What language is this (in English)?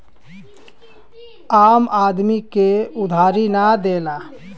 Bhojpuri